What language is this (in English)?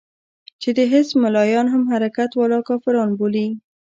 Pashto